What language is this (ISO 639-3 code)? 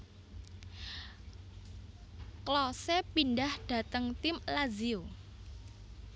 jav